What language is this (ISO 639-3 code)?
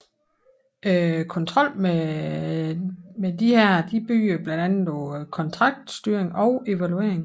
dan